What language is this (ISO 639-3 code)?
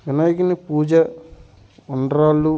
tel